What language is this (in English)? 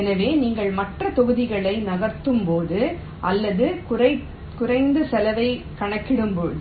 Tamil